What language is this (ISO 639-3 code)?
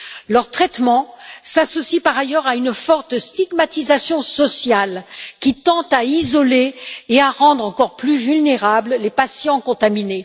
fra